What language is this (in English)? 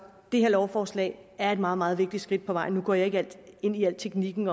Danish